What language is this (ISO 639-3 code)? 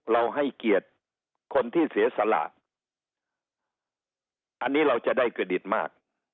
tha